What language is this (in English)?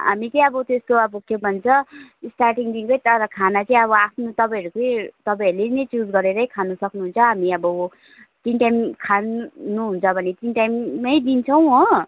Nepali